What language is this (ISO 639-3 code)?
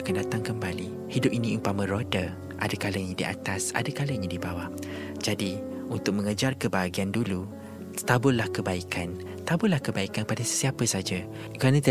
msa